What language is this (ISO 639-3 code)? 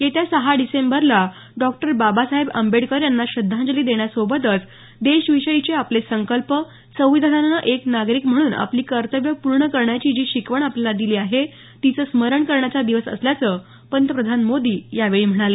mar